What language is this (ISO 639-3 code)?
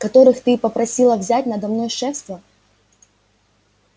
rus